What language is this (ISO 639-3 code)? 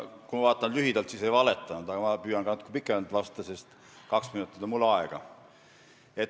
est